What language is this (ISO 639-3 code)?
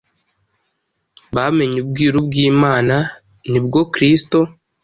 kin